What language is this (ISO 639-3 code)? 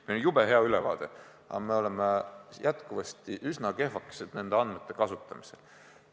est